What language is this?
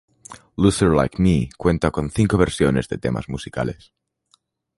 Spanish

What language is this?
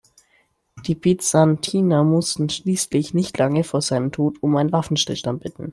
German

